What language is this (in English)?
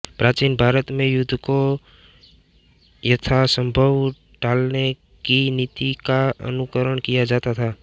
Hindi